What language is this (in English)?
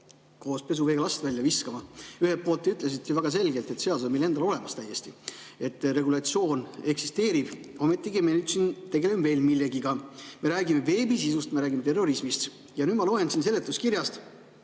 Estonian